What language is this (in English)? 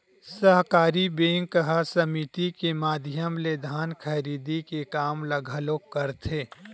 Chhattisgarhi